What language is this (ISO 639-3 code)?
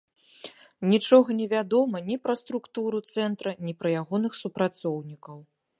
bel